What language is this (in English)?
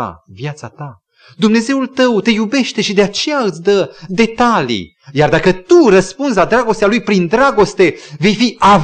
Romanian